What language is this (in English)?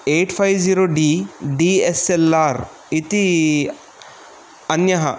Sanskrit